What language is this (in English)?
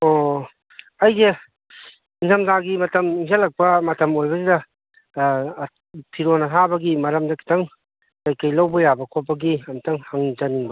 Manipuri